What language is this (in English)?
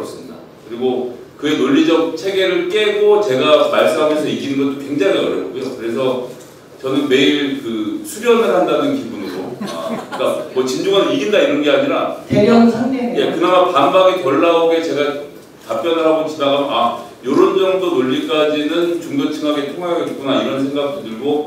Korean